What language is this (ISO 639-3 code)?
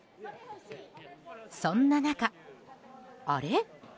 jpn